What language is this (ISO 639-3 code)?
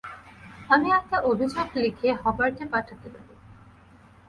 ben